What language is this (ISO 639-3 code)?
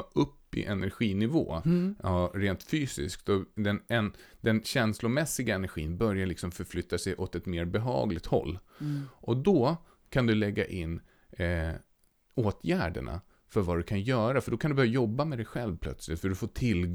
swe